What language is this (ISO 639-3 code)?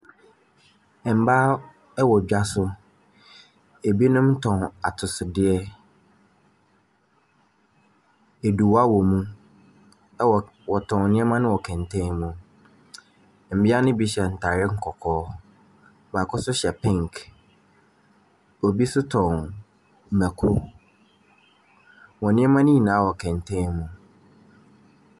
aka